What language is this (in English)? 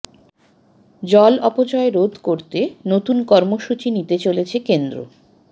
Bangla